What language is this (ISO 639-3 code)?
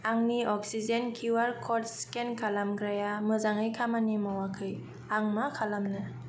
brx